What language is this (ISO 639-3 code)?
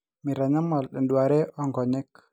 mas